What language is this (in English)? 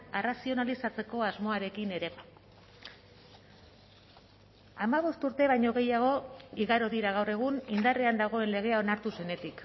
Basque